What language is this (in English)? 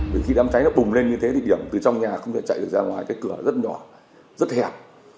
Vietnamese